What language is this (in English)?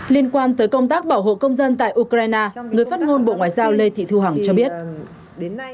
Vietnamese